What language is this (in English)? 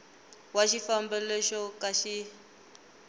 Tsonga